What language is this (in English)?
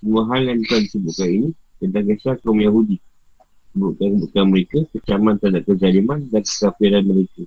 Malay